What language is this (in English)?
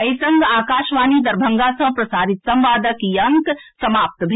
Maithili